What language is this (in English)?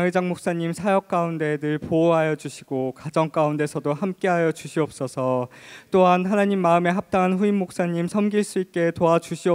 Korean